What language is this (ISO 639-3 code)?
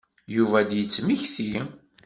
kab